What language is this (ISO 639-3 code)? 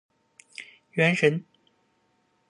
zho